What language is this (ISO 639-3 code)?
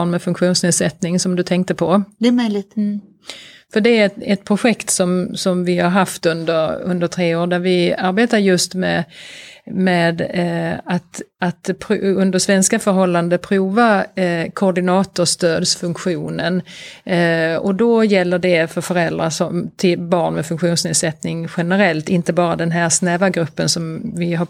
swe